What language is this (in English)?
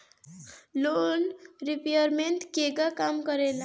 Bhojpuri